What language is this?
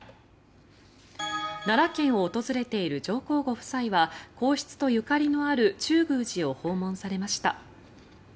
Japanese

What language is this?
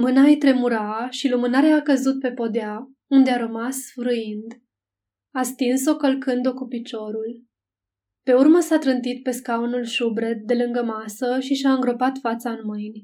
Romanian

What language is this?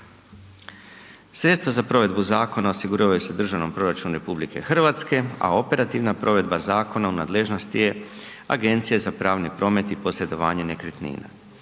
Croatian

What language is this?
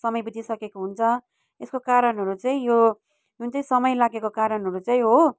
Nepali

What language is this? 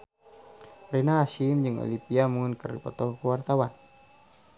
Sundanese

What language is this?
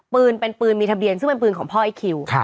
Thai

